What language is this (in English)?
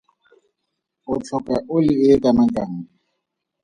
Tswana